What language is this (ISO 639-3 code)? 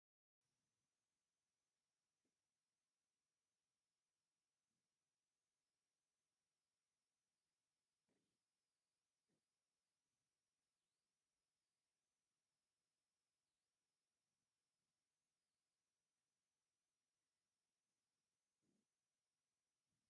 tir